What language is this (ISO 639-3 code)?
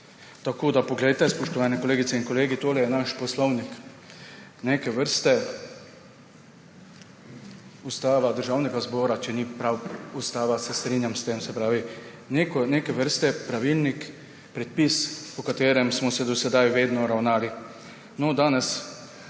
slv